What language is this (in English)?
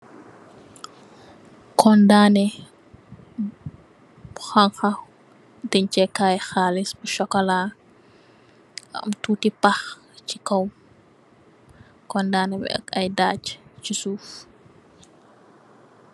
Wolof